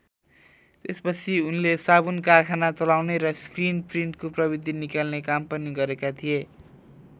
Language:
Nepali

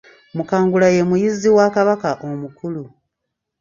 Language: Ganda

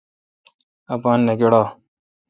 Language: Kalkoti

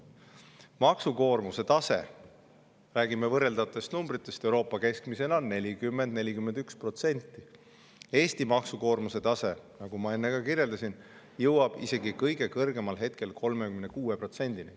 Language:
Estonian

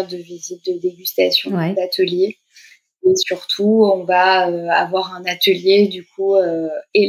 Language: French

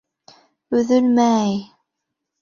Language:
Bashkir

